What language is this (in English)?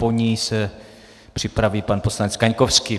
Czech